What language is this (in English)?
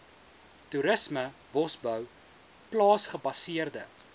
Afrikaans